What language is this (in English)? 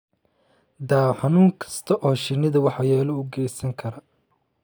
Somali